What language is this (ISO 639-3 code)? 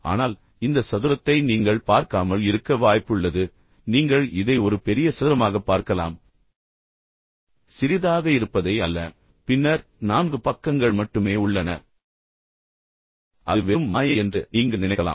tam